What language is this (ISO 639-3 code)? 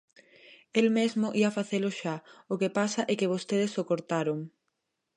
glg